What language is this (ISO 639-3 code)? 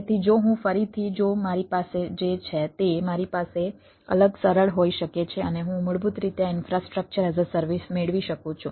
guj